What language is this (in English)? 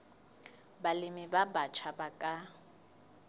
Southern Sotho